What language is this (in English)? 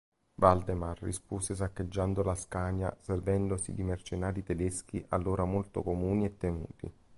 Italian